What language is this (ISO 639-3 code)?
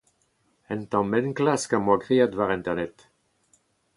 bre